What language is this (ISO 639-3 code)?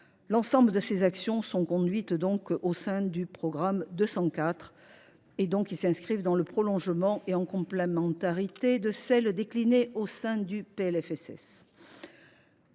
fra